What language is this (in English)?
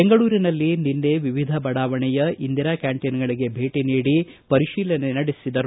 Kannada